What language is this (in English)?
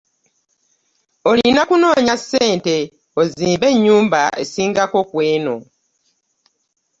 Ganda